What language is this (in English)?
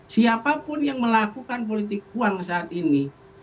Indonesian